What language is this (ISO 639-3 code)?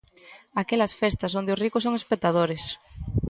glg